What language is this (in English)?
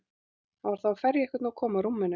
Icelandic